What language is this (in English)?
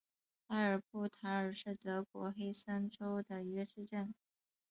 Chinese